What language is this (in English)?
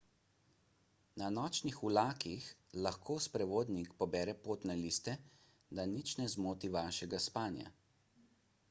Slovenian